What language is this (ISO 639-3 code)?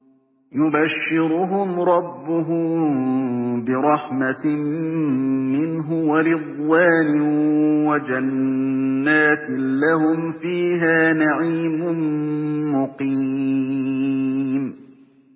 ara